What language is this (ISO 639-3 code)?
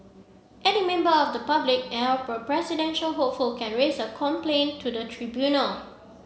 eng